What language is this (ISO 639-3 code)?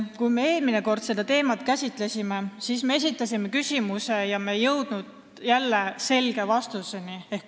est